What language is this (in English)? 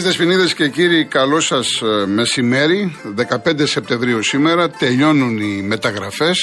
Greek